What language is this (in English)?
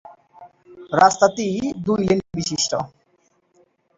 Bangla